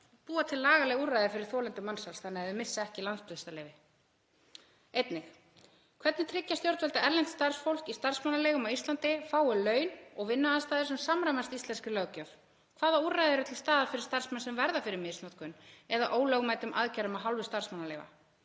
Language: Icelandic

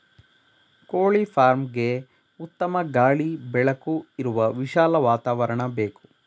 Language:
Kannada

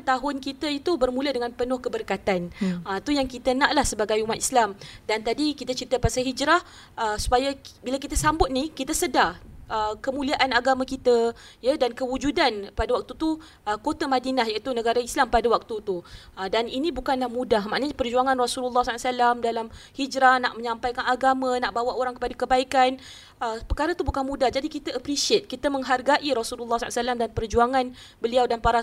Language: Malay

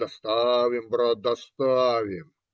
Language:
Russian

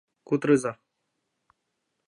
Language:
Mari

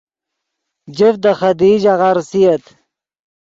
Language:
Yidgha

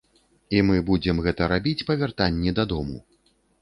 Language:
Belarusian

